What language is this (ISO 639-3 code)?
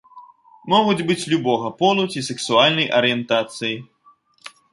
bel